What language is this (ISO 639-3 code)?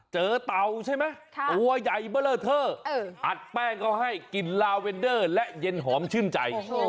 tha